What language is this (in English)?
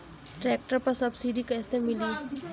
Bhojpuri